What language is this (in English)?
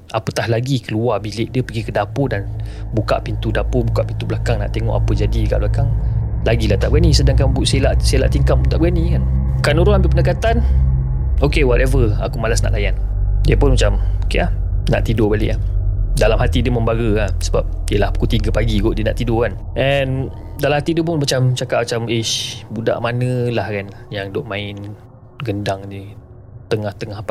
Malay